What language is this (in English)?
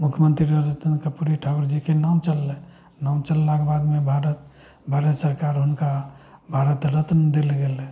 Maithili